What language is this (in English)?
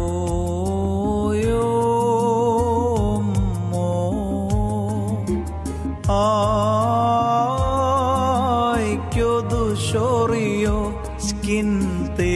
English